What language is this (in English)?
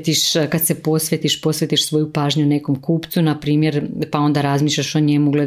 Croatian